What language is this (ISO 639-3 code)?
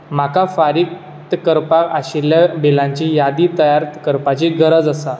kok